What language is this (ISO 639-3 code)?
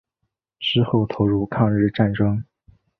zho